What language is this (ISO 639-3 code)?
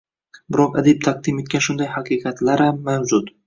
uzb